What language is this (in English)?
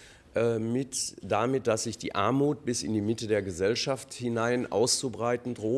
German